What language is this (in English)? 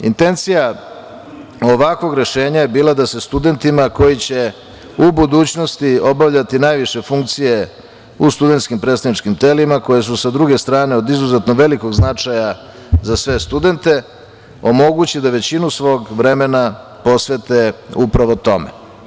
Serbian